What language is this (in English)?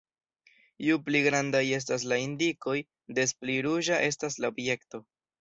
Esperanto